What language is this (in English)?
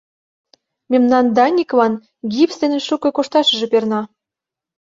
Mari